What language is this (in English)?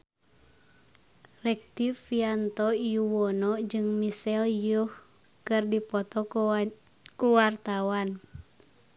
Sundanese